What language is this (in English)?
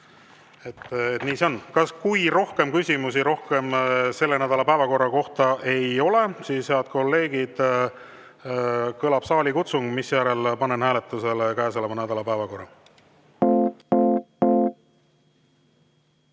Estonian